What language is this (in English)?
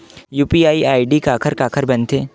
Chhattisgarhi